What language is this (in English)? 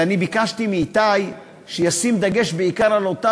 Hebrew